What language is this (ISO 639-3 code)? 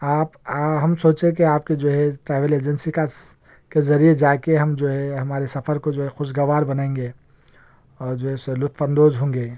urd